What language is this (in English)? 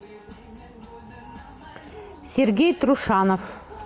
Russian